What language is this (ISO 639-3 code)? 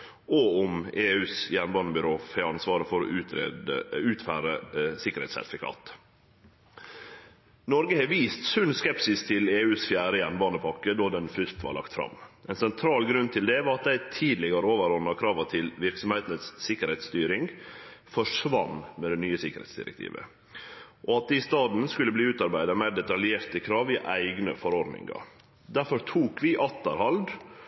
nno